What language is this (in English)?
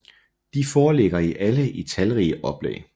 Danish